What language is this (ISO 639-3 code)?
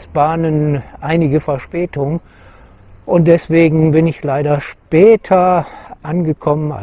deu